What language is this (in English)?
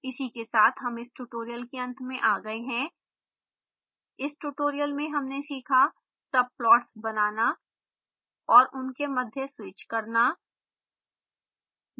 Hindi